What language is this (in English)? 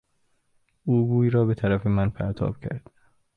Persian